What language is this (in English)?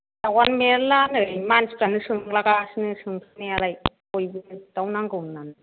Bodo